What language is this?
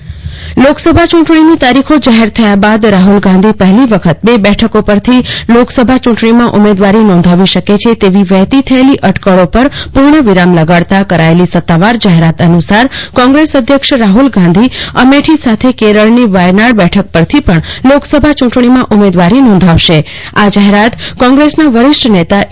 Gujarati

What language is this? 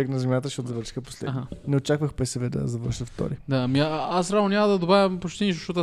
Bulgarian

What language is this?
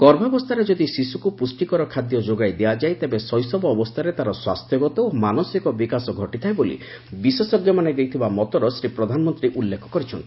Odia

